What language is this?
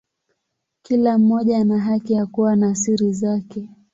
Swahili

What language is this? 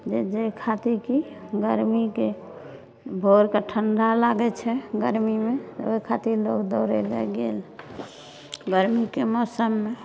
Maithili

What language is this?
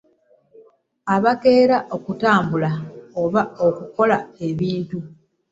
Ganda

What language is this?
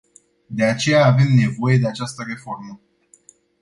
Romanian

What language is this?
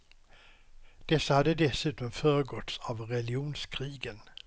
Swedish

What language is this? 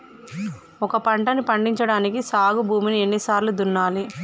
Telugu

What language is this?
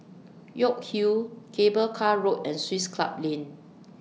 English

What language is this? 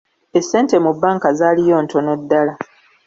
Ganda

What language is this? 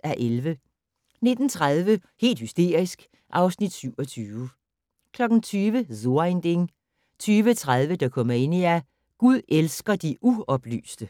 Danish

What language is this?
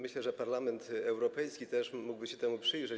Polish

